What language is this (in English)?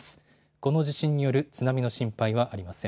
Japanese